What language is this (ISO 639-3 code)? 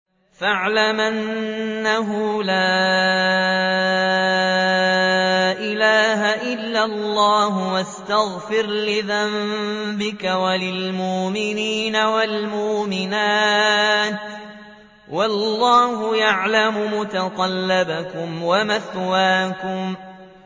ara